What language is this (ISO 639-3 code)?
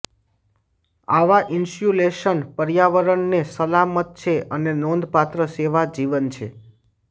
guj